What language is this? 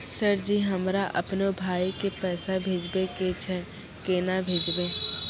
Maithili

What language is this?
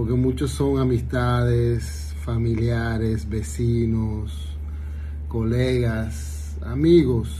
Spanish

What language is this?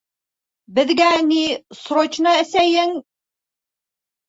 Bashkir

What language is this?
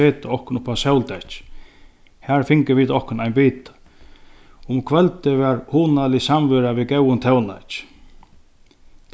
Faroese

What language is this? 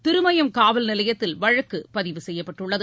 Tamil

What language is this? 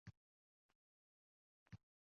Uzbek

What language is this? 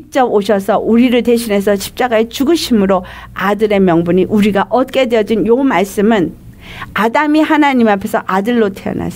Korean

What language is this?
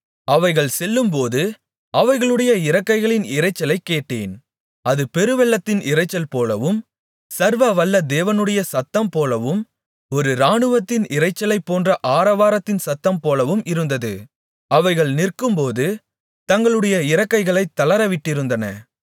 Tamil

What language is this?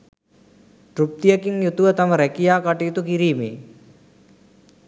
Sinhala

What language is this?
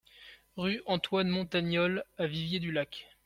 French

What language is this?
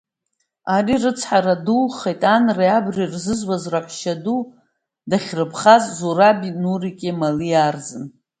Abkhazian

